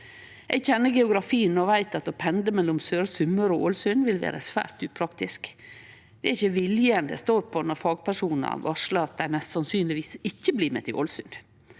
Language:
Norwegian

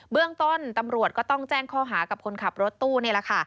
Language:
Thai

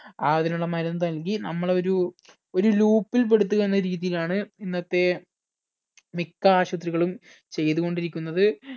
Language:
Malayalam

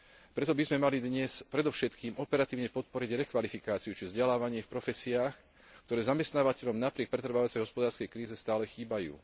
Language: Slovak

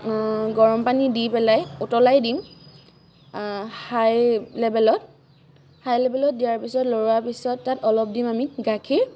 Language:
Assamese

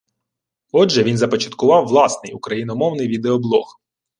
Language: Ukrainian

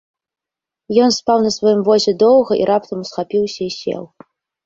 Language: Belarusian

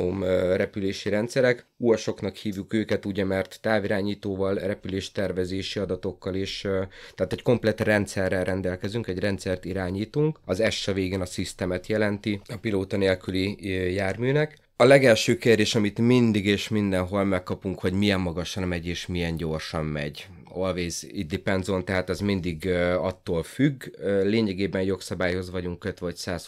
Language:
Hungarian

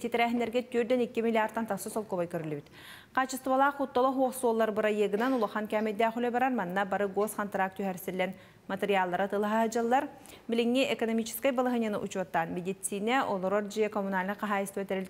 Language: Turkish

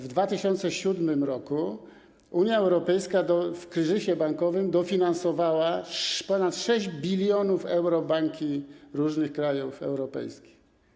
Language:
Polish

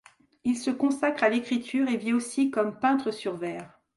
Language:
French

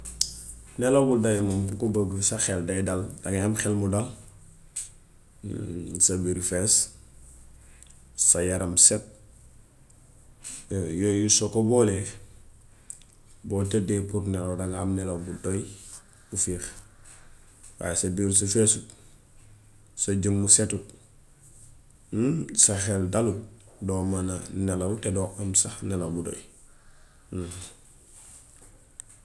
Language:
Gambian Wolof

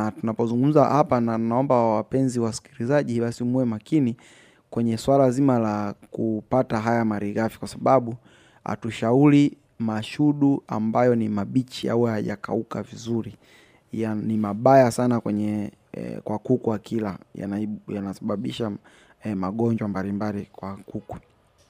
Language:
Swahili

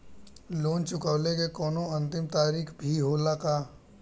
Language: Bhojpuri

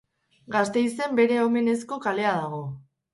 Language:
Basque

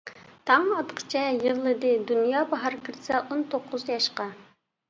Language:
Uyghur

